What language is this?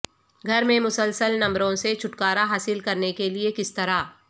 Urdu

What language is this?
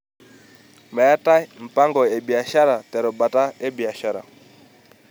Masai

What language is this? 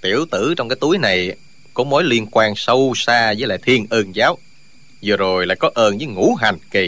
Vietnamese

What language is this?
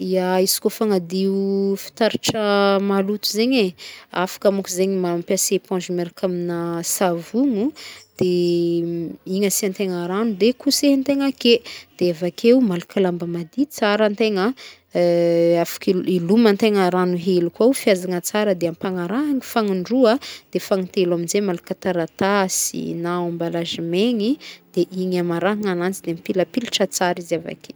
Northern Betsimisaraka Malagasy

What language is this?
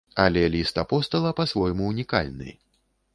Belarusian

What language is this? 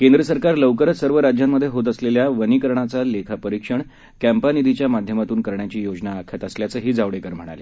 Marathi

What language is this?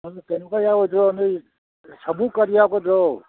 Manipuri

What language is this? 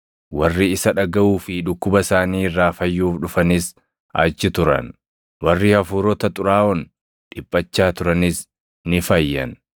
Oromo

